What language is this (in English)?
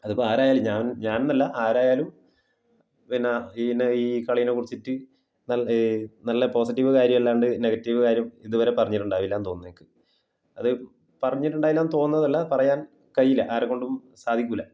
Malayalam